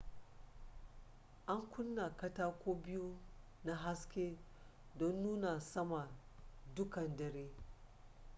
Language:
Hausa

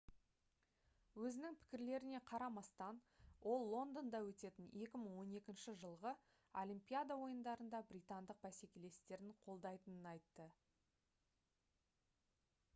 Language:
Kazakh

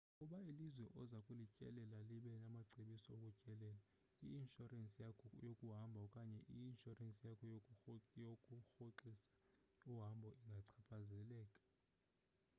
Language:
Xhosa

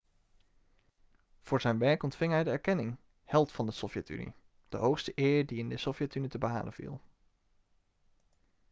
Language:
Dutch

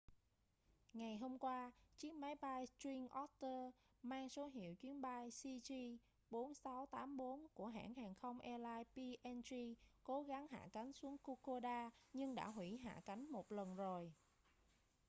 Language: Vietnamese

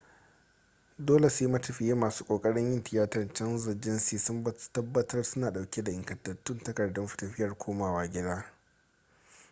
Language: Hausa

